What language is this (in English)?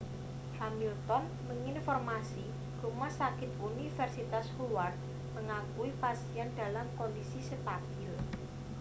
Indonesian